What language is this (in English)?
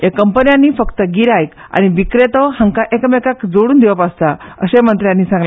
Konkani